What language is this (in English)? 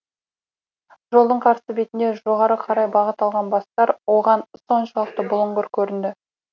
Kazakh